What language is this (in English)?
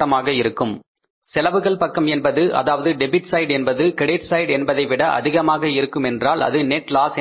Tamil